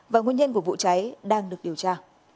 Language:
Vietnamese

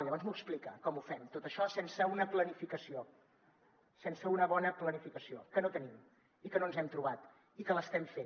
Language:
Catalan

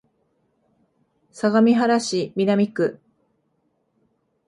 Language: Japanese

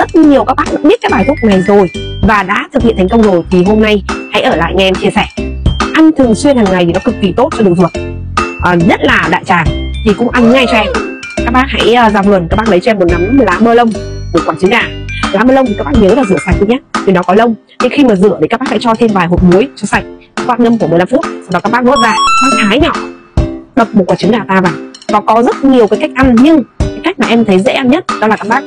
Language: Vietnamese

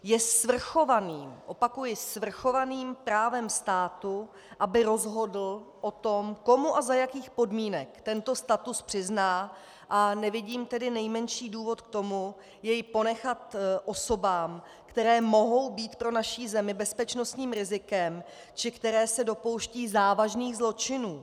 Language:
Czech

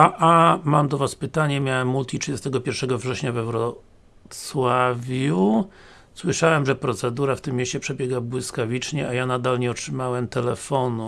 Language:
Polish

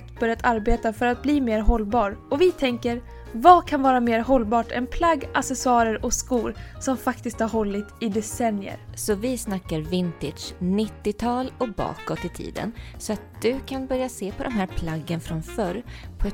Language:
Swedish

